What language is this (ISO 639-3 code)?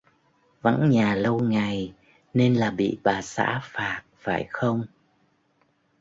vie